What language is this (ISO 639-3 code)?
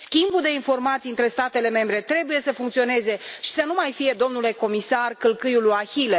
ron